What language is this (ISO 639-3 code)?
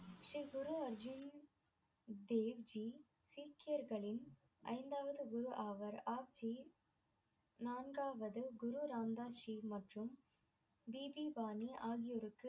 tam